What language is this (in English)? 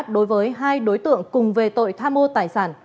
Vietnamese